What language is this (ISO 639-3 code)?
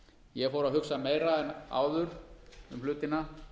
isl